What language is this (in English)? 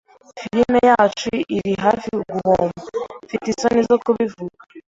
Kinyarwanda